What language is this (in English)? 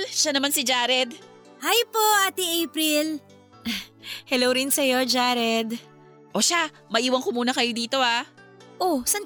Filipino